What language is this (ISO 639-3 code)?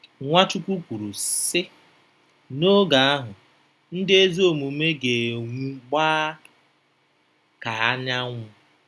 ibo